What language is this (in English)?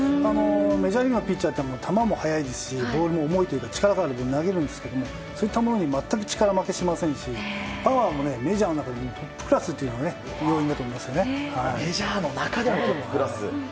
Japanese